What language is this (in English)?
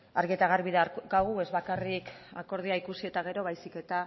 Basque